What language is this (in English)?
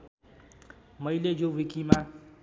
Nepali